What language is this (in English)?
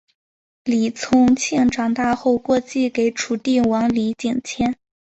Chinese